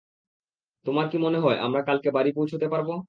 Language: Bangla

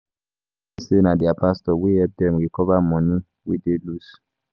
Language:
Nigerian Pidgin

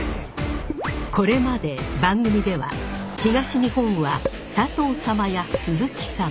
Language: Japanese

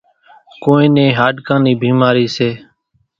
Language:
Kachi Koli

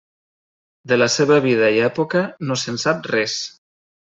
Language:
Catalan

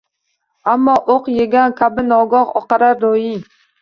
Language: Uzbek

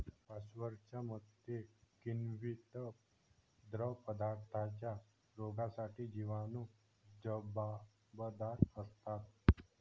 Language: Marathi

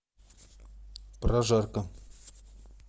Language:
Russian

